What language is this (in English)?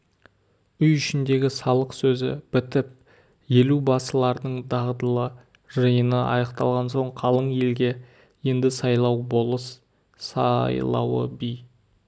Kazakh